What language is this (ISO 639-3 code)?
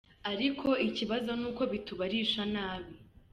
kin